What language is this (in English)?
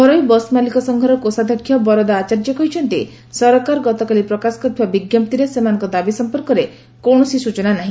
Odia